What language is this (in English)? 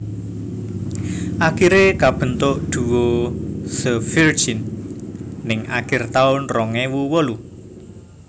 Javanese